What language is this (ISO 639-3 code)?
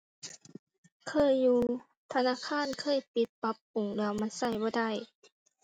tha